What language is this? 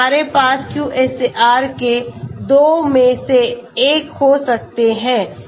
Hindi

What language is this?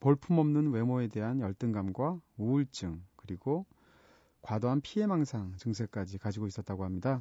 Korean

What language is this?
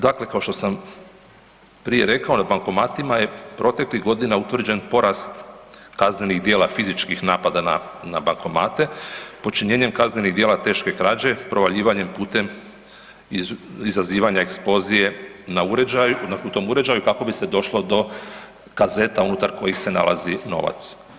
Croatian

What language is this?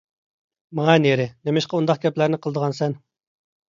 Uyghur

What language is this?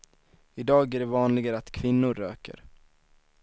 Swedish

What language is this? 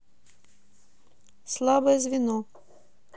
Russian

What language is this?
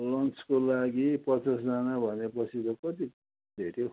Nepali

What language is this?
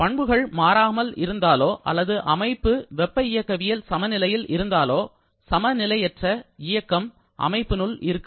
Tamil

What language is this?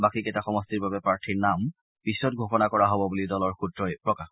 Assamese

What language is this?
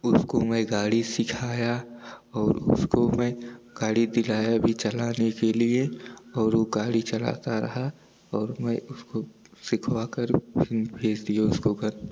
Hindi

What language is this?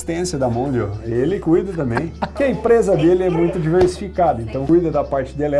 Portuguese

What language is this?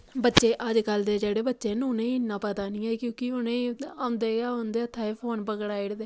Dogri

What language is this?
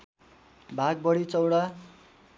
Nepali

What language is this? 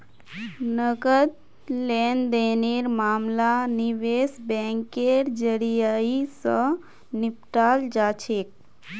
Magahi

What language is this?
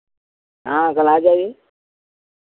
Hindi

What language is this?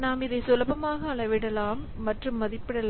Tamil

